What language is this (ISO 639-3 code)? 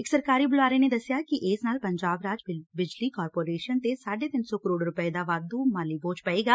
pan